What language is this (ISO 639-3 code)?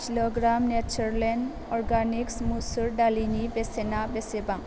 brx